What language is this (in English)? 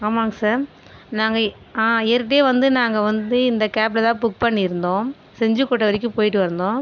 Tamil